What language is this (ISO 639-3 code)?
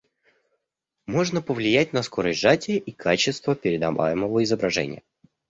rus